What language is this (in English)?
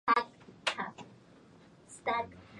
Japanese